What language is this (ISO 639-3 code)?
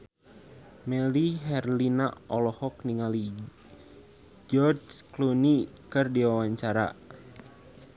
sun